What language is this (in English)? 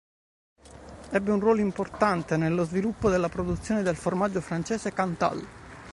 Italian